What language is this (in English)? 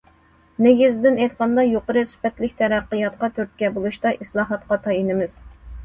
Uyghur